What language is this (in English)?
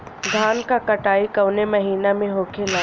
Bhojpuri